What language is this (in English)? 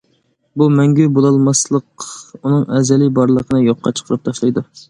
Uyghur